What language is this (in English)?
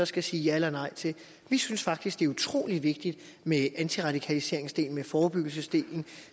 Danish